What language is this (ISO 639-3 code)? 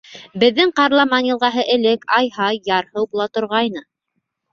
bak